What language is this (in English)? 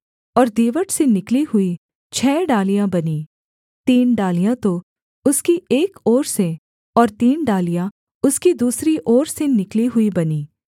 Hindi